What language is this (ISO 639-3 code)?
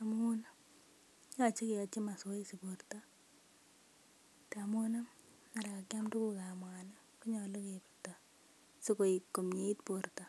kln